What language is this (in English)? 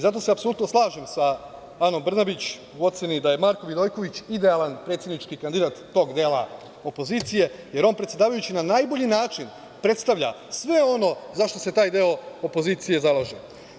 Serbian